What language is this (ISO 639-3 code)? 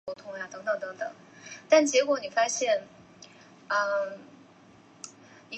zho